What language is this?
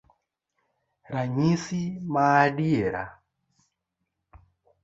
Luo (Kenya and Tanzania)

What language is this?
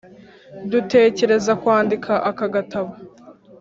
Kinyarwanda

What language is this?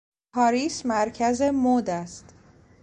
Persian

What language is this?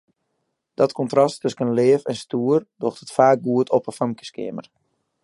Western Frisian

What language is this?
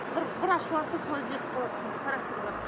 Kazakh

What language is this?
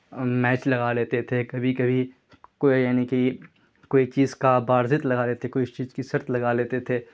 Urdu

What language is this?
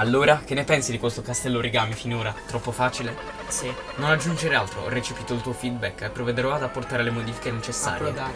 Italian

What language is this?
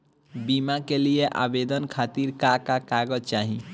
Bhojpuri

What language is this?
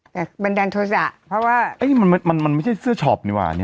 Thai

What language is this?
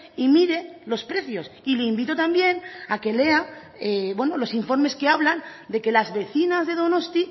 Spanish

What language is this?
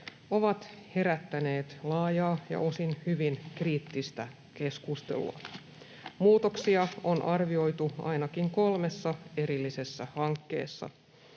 Finnish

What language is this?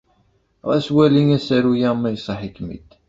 Kabyle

